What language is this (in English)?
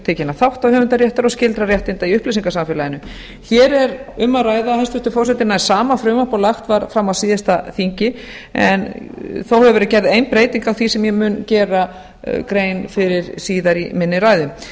Icelandic